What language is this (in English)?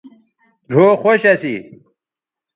Bateri